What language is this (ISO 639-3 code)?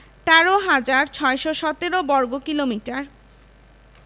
ben